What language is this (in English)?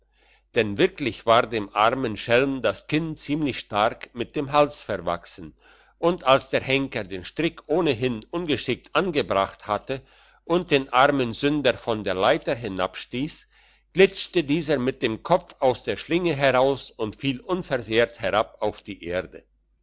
German